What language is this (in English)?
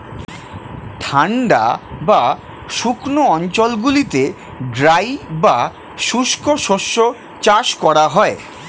Bangla